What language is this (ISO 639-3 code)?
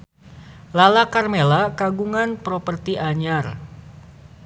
sun